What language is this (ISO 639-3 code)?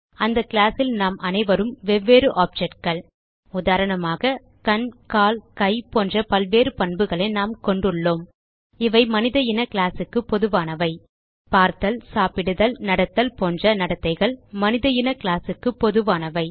tam